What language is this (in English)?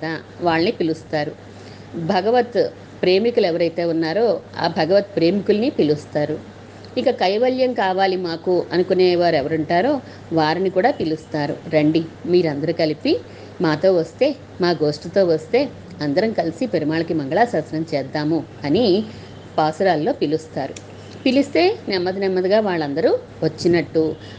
Telugu